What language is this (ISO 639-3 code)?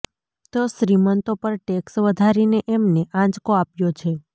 guj